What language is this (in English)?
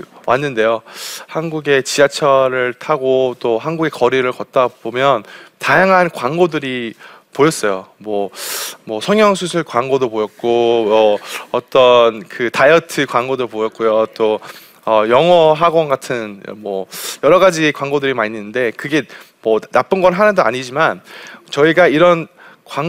Korean